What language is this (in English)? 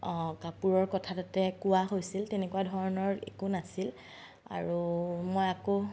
Assamese